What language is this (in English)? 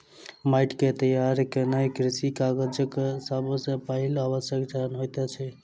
Maithili